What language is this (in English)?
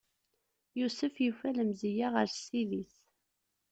Kabyle